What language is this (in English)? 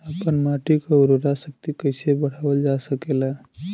Bhojpuri